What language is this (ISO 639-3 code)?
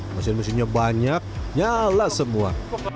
ind